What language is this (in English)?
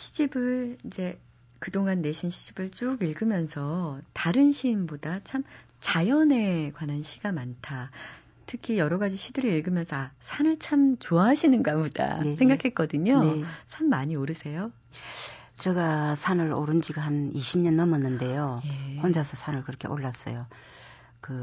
Korean